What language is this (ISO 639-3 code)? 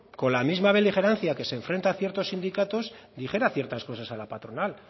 spa